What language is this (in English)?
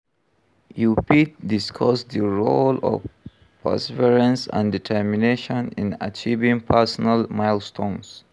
Nigerian Pidgin